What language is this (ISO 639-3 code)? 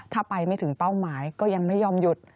tha